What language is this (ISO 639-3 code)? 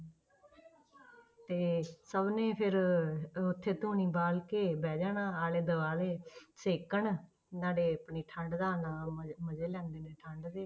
pan